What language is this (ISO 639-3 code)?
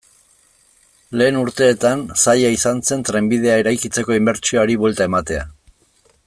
eus